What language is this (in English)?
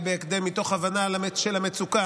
Hebrew